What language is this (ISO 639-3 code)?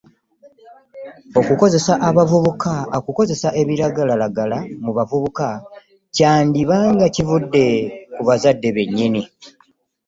lug